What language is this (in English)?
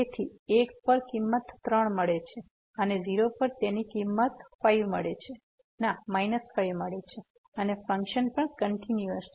Gujarati